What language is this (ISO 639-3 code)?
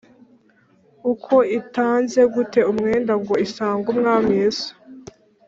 kin